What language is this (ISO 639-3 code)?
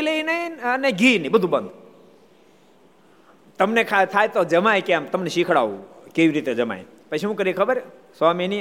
guj